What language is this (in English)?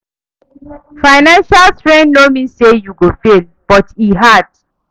Nigerian Pidgin